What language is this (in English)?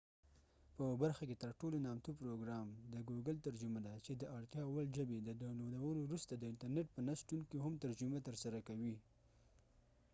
Pashto